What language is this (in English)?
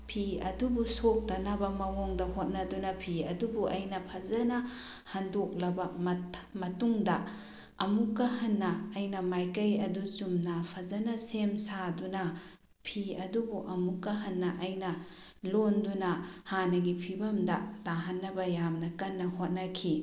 Manipuri